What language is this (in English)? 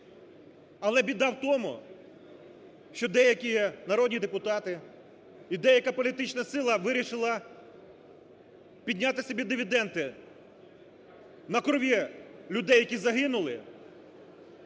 Ukrainian